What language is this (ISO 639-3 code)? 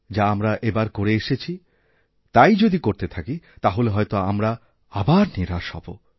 ben